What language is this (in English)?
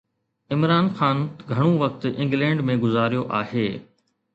Sindhi